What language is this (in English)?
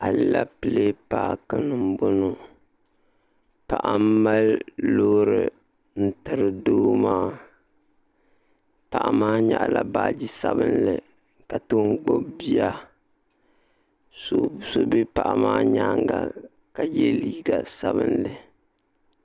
Dagbani